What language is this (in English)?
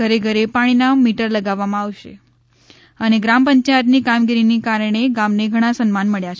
Gujarati